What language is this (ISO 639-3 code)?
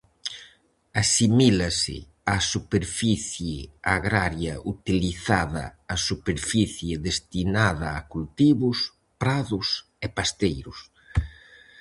glg